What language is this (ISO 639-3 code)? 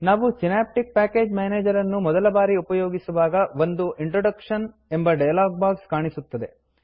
kan